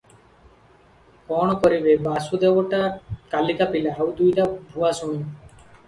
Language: Odia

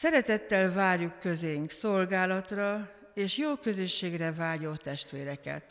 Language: Hungarian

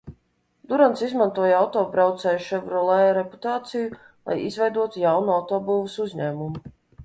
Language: Latvian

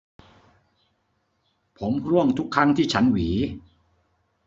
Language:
Thai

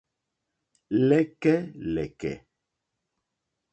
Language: Mokpwe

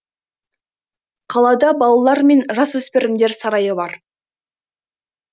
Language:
Kazakh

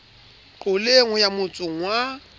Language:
Southern Sotho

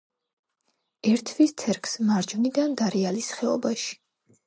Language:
Georgian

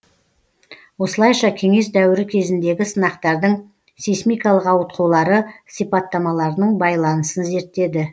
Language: Kazakh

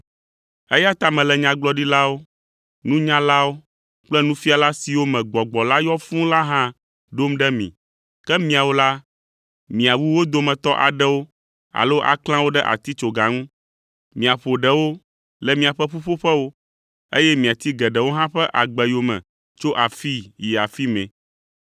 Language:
Ewe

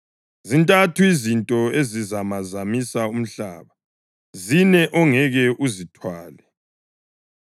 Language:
North Ndebele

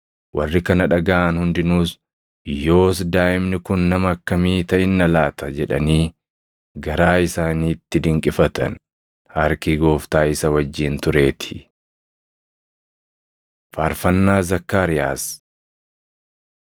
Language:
Oromo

